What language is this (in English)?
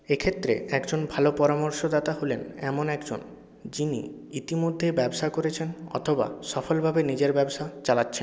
Bangla